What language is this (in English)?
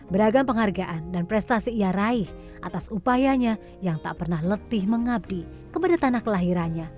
Indonesian